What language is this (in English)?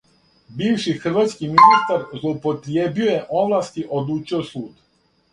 Serbian